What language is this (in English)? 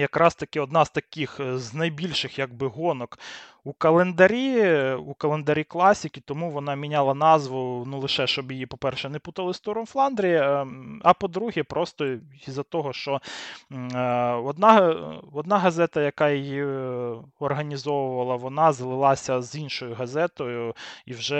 Ukrainian